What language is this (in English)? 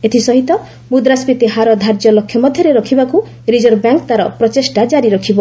Odia